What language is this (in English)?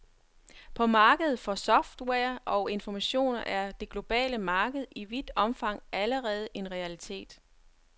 Danish